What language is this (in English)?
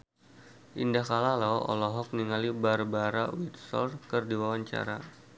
Sundanese